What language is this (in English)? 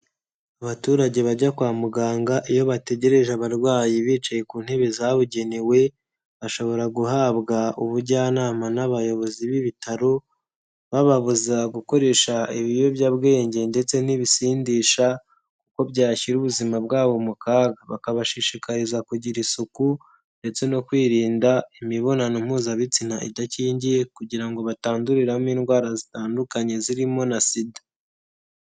Kinyarwanda